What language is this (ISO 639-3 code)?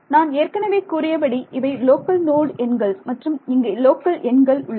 tam